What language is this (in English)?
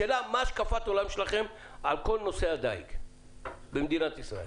Hebrew